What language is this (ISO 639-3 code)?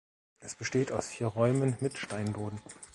deu